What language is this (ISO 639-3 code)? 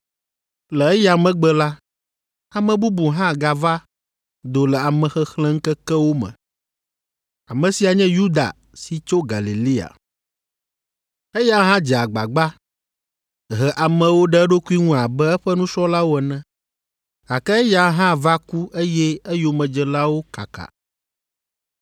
ewe